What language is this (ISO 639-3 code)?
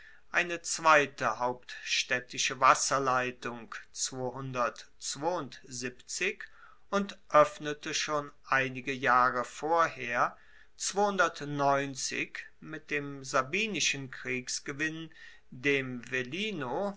deu